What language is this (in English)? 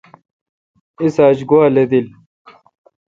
Kalkoti